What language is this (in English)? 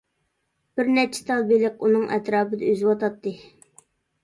Uyghur